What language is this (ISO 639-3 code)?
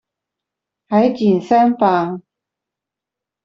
zho